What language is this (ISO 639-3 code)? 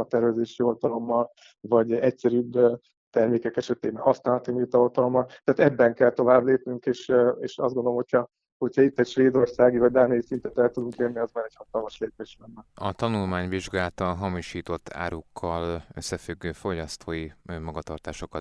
hun